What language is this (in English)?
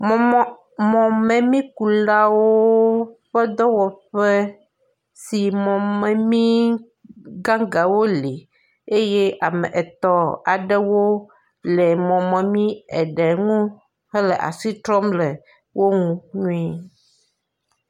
Ewe